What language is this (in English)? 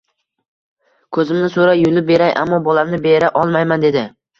Uzbek